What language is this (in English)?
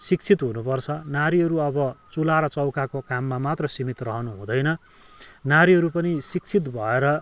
Nepali